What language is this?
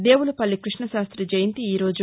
Telugu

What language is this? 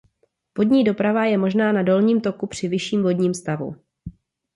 Czech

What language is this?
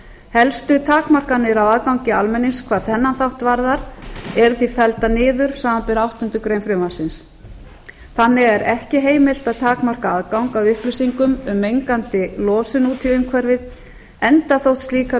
Icelandic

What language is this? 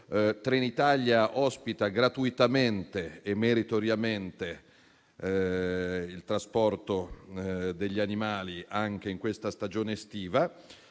Italian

